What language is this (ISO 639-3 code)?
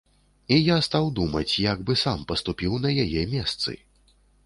bel